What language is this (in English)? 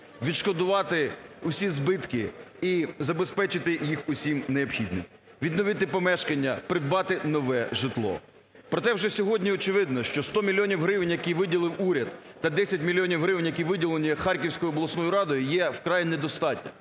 Ukrainian